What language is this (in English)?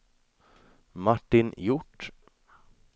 Swedish